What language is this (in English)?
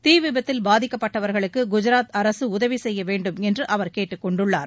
Tamil